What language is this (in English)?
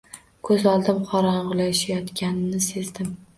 Uzbek